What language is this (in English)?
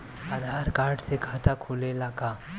Bhojpuri